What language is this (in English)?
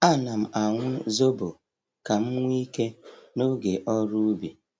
Igbo